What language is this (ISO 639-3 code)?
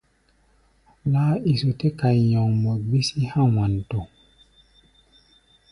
gba